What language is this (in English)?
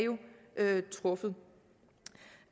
Danish